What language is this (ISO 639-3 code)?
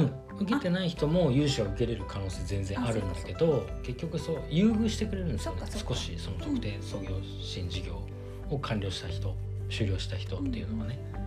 jpn